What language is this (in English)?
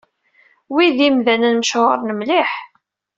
Kabyle